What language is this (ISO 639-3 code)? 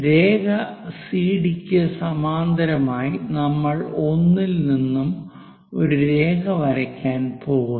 mal